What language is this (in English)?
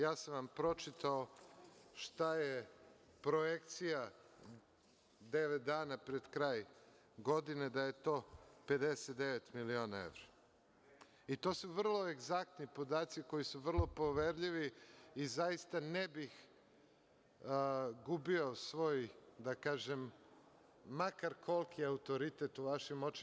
Serbian